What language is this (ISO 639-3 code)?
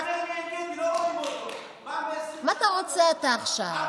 heb